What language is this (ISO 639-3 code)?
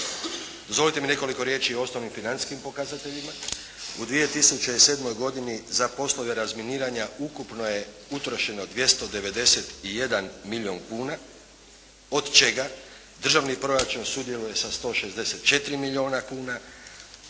hrv